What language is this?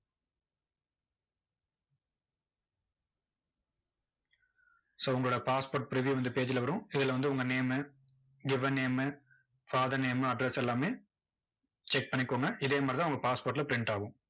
Tamil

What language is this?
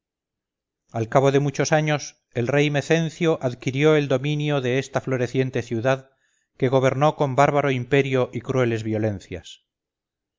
Spanish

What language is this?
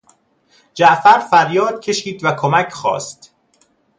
Persian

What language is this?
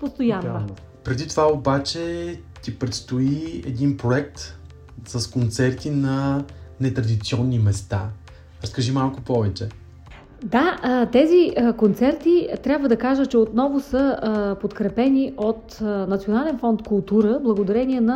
Bulgarian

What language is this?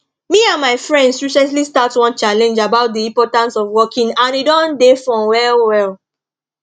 Nigerian Pidgin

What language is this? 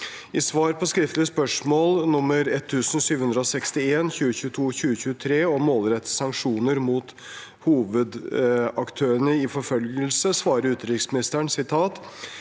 Norwegian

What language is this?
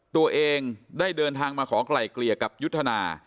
Thai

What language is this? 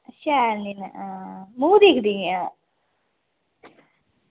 Dogri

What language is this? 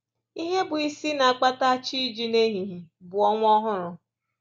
Igbo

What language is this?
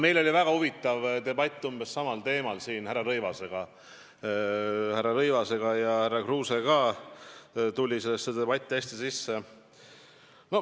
Estonian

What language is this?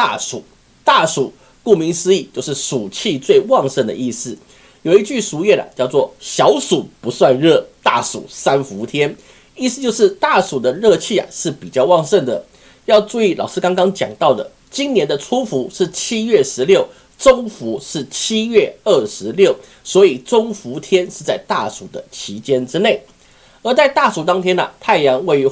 Chinese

